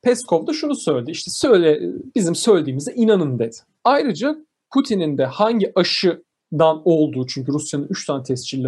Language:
Turkish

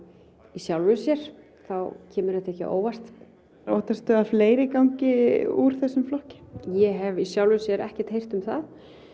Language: Icelandic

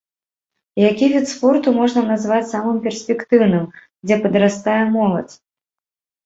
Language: Belarusian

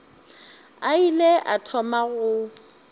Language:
Northern Sotho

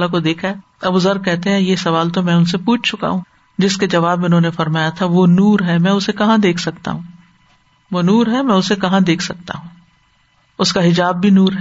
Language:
Urdu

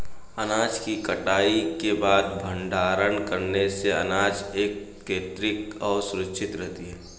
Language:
Hindi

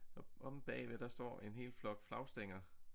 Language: Danish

